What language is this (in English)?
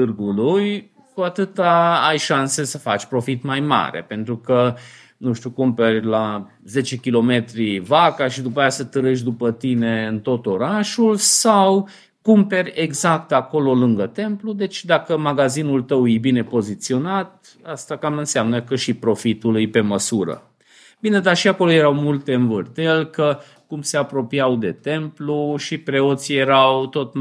Romanian